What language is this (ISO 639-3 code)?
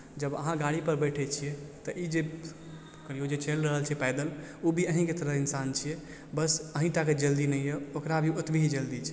mai